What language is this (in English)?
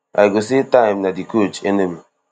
Nigerian Pidgin